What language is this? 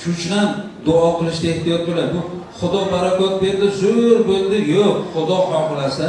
Turkish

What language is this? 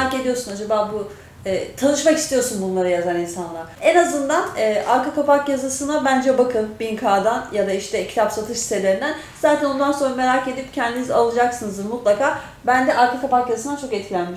Turkish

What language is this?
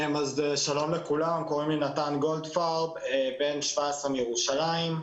Hebrew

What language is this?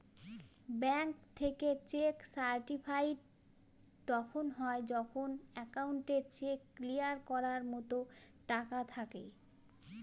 Bangla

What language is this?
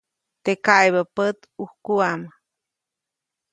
Copainalá Zoque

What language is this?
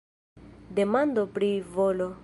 Esperanto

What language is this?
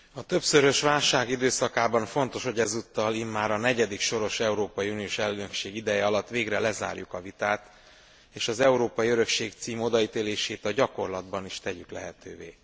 Hungarian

